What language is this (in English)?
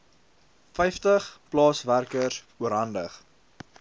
Afrikaans